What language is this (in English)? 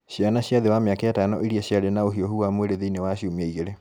Kikuyu